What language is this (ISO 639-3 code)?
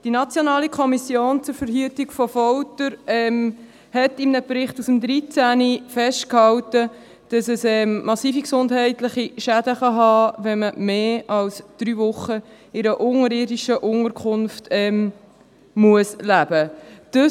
gsw